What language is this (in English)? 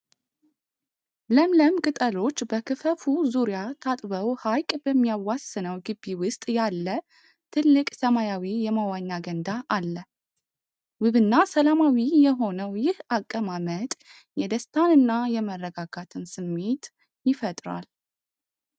Amharic